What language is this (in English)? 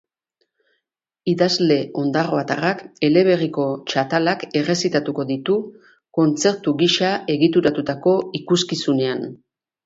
Basque